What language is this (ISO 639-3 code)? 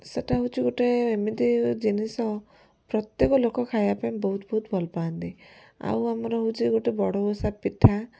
ori